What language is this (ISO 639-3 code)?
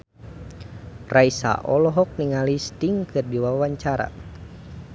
sun